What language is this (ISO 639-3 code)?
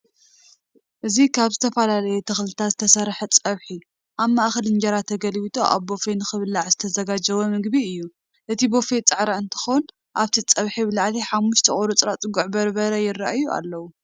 tir